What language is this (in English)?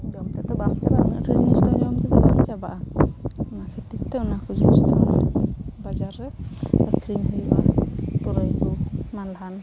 Santali